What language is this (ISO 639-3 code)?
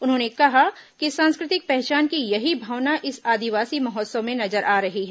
hin